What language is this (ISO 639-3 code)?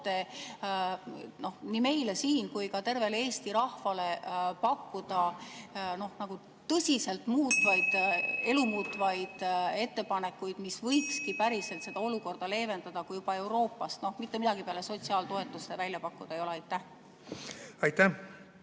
est